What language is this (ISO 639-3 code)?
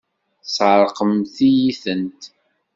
kab